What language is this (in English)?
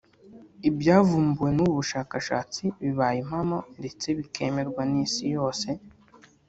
Kinyarwanda